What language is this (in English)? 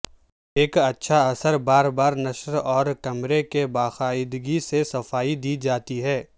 Urdu